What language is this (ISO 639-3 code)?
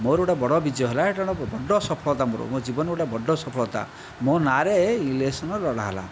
ori